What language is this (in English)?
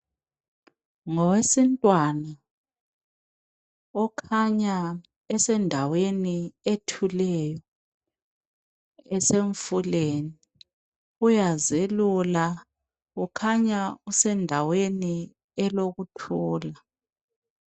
North Ndebele